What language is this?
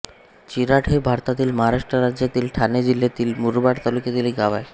Marathi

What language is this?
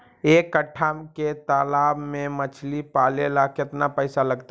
Magahi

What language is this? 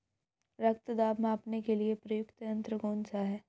Hindi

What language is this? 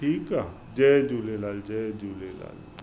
Sindhi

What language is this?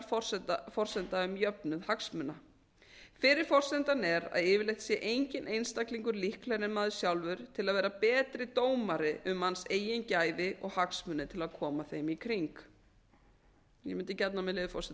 Icelandic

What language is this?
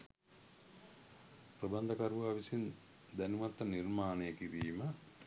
Sinhala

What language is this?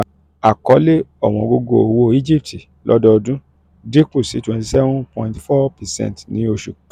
Yoruba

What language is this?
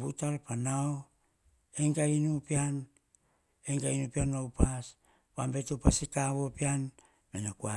Hahon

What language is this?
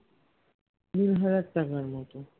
Bangla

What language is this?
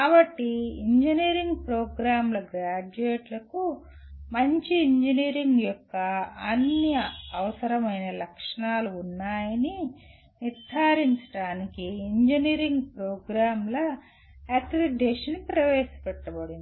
Telugu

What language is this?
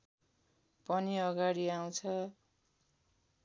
Nepali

